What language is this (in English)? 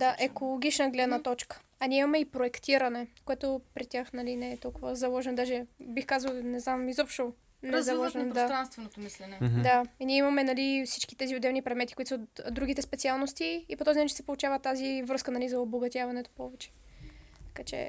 Bulgarian